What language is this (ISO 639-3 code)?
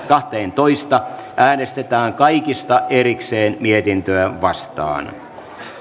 fin